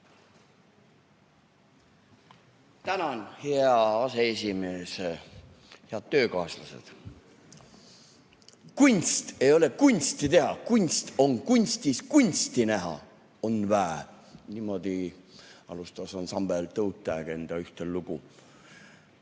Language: Estonian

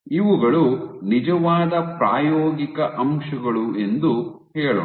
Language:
Kannada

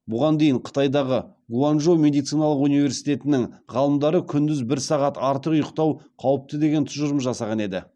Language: Kazakh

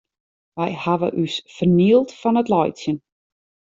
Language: Western Frisian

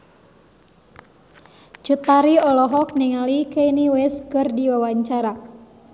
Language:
Sundanese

